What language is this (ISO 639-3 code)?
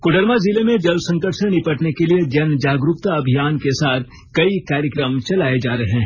hin